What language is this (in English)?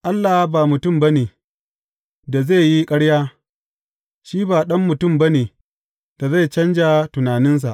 Hausa